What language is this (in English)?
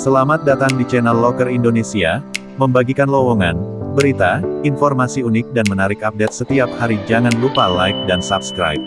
Indonesian